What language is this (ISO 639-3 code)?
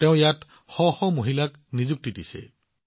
asm